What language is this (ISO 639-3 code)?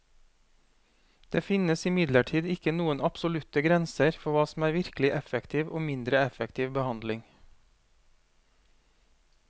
nor